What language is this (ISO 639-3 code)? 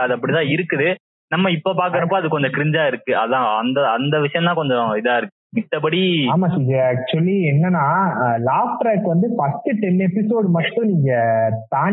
tam